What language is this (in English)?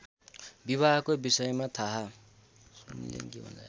Nepali